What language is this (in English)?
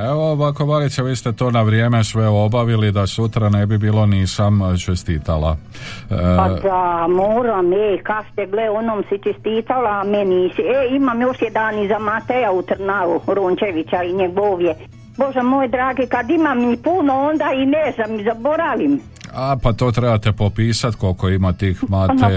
Croatian